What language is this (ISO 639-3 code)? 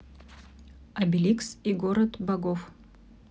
rus